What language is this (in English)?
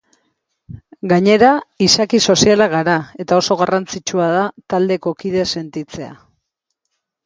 Basque